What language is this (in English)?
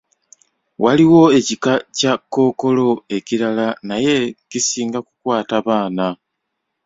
Ganda